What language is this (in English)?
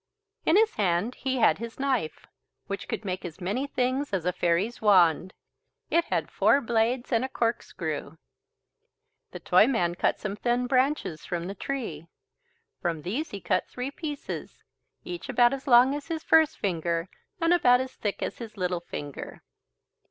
English